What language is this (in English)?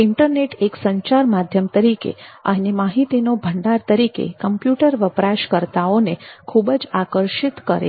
Gujarati